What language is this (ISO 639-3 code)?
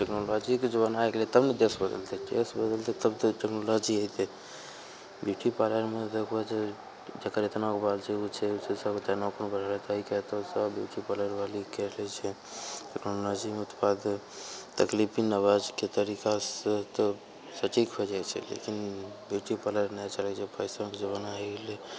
mai